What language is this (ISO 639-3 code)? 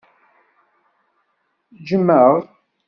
kab